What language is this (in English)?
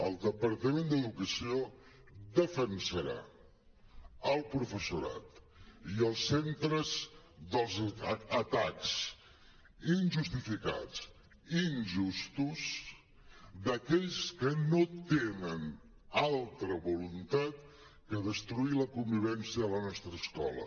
Catalan